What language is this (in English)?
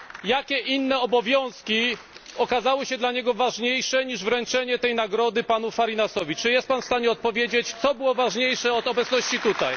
Polish